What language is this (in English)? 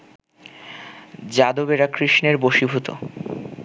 Bangla